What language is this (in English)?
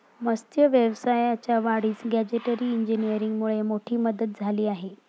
Marathi